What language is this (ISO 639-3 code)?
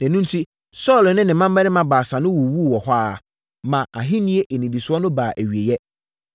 aka